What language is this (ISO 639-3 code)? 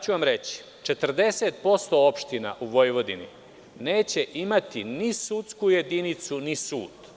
srp